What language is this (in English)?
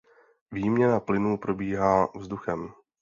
Czech